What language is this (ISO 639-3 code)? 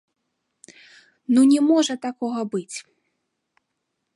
bel